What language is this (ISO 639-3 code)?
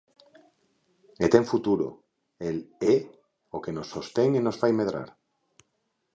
glg